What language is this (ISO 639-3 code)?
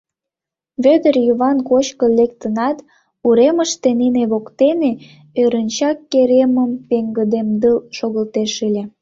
chm